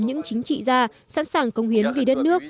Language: Vietnamese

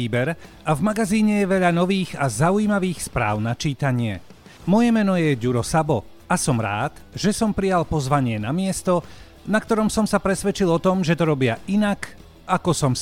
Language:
Slovak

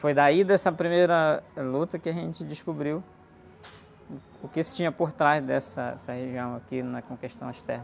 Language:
Portuguese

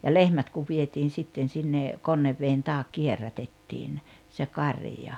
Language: Finnish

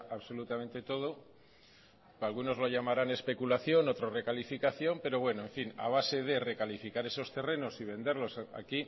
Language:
Spanish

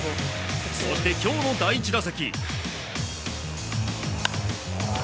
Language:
Japanese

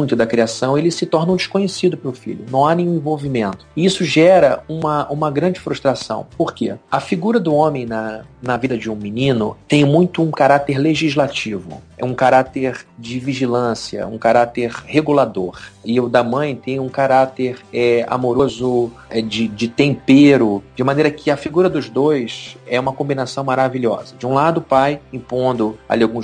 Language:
Portuguese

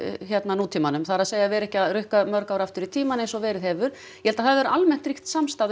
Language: Icelandic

